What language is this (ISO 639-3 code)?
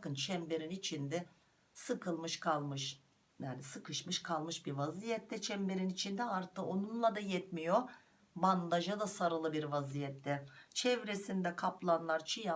tur